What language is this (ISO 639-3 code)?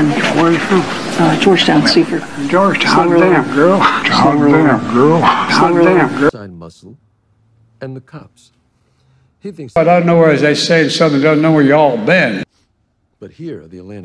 eng